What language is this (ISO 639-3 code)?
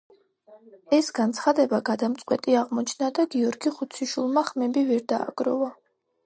kat